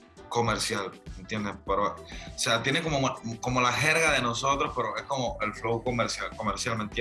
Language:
Spanish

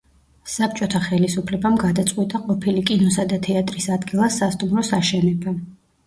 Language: Georgian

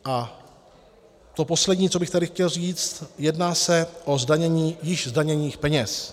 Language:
Czech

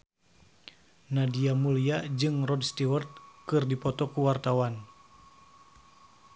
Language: Sundanese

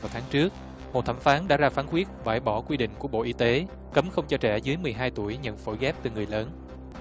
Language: Vietnamese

